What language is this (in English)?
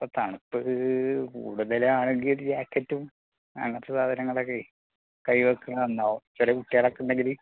Malayalam